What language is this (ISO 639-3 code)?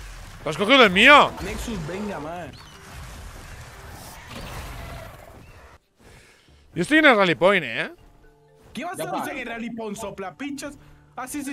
spa